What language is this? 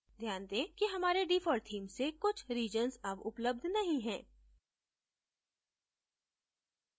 Hindi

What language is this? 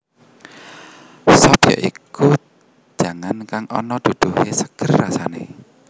Javanese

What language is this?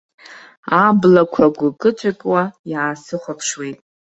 Abkhazian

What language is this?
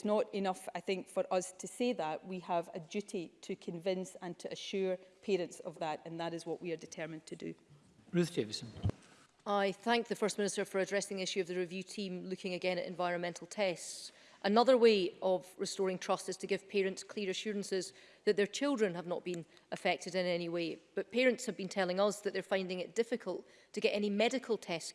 English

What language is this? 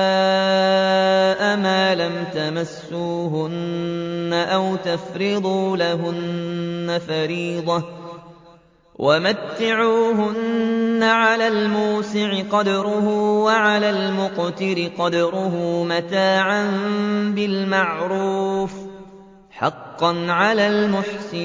Arabic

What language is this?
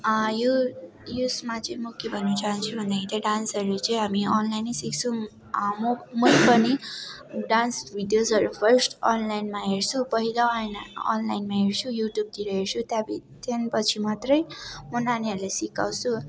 Nepali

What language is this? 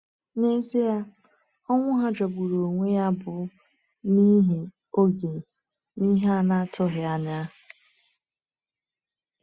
Igbo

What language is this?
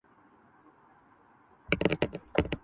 Urdu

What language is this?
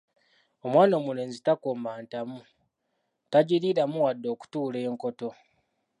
Ganda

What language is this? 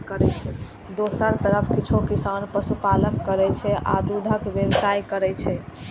Maithili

